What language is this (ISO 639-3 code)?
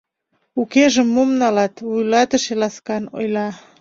chm